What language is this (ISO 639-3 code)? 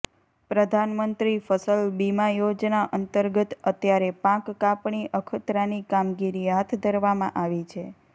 guj